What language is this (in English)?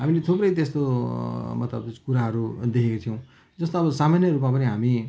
Nepali